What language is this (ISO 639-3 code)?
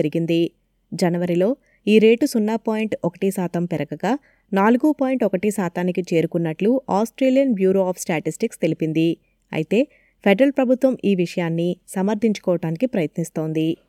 tel